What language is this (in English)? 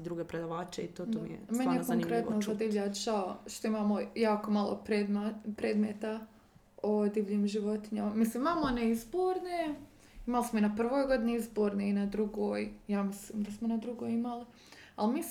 Croatian